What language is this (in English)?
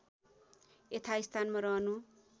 Nepali